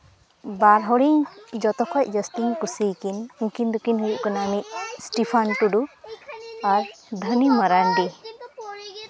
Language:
Santali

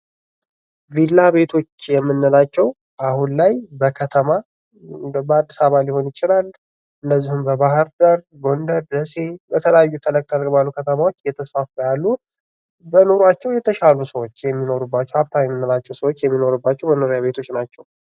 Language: Amharic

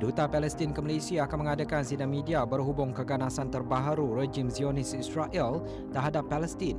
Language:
Malay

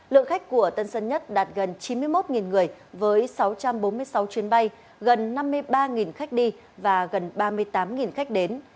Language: Vietnamese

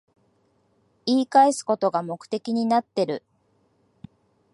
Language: Japanese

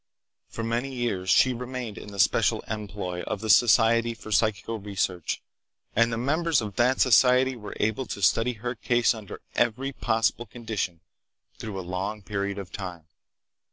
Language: English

